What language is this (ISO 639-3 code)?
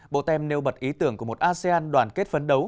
vie